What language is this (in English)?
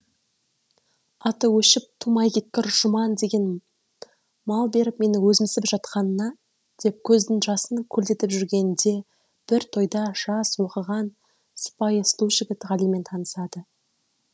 Kazakh